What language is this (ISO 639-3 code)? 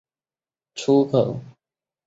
zho